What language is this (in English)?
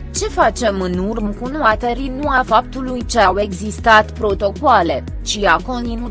Romanian